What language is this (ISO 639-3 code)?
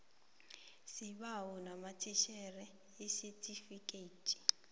nbl